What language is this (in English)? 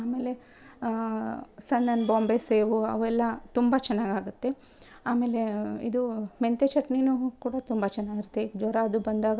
Kannada